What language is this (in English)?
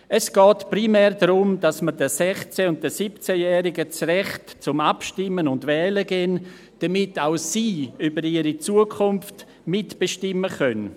Swiss German